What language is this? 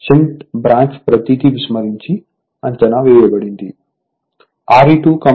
Telugu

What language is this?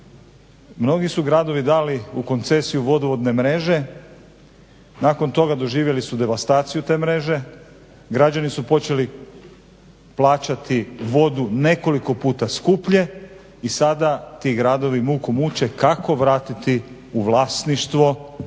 Croatian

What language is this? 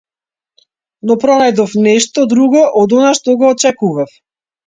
Macedonian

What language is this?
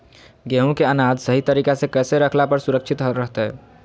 Magahi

